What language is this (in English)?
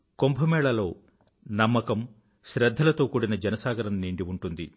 Telugu